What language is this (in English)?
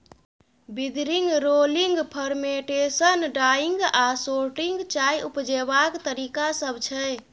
Maithili